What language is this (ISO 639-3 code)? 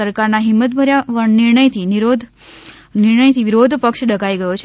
guj